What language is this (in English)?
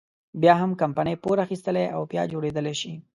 Pashto